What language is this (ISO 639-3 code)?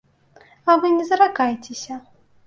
bel